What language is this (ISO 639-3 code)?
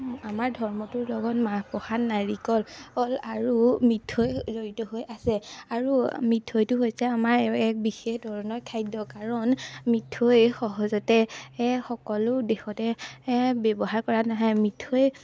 asm